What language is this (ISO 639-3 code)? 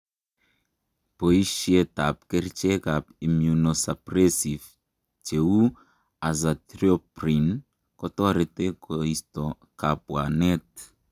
kln